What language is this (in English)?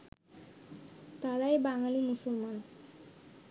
Bangla